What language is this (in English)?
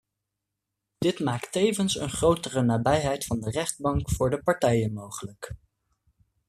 Dutch